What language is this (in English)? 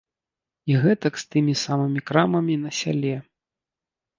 Belarusian